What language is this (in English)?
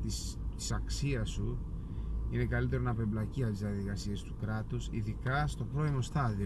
Greek